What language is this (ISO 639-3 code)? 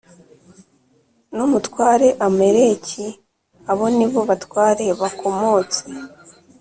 kin